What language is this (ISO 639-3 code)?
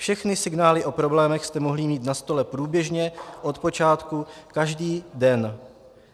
ces